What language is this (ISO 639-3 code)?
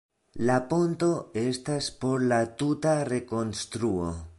epo